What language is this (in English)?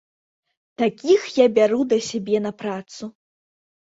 Belarusian